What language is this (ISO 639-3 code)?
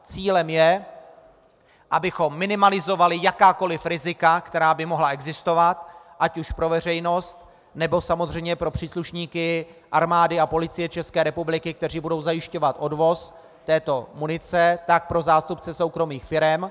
ces